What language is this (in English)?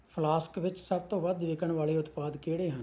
Punjabi